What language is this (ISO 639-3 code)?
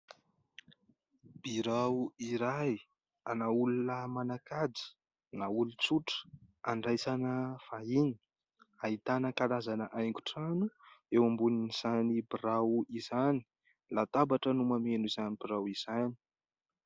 mlg